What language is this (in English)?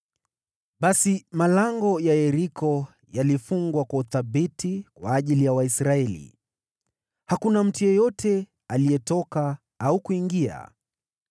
Swahili